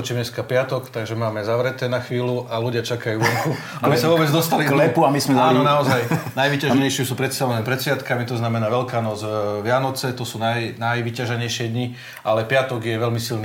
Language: Slovak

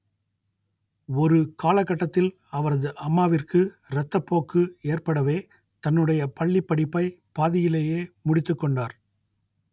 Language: Tamil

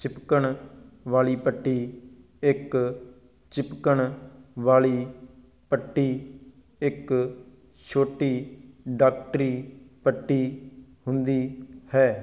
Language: Punjabi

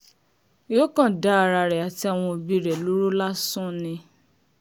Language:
Yoruba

